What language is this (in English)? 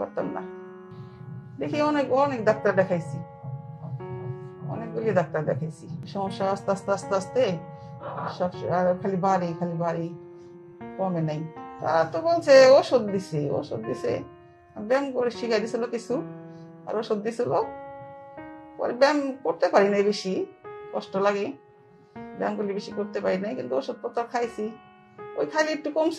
Arabic